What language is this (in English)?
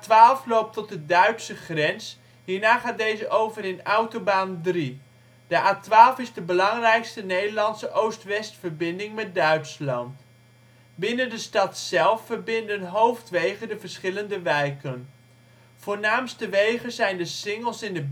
Dutch